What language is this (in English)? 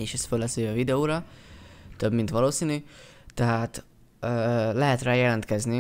Hungarian